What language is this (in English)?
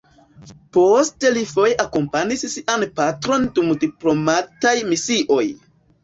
Esperanto